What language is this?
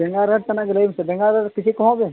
Santali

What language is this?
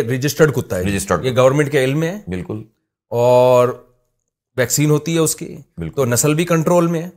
Urdu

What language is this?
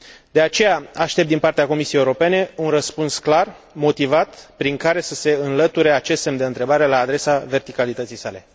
Romanian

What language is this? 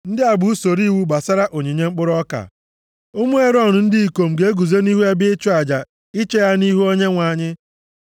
Igbo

